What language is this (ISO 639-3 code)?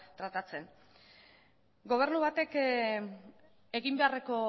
eus